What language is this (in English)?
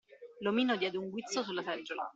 Italian